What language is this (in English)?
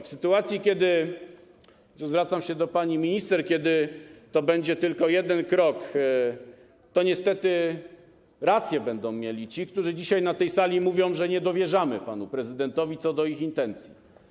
Polish